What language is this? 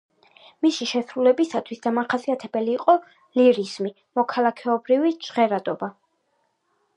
Georgian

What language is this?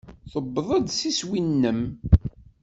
Kabyle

